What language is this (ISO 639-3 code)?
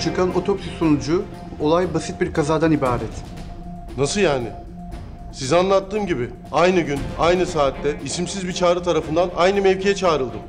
tur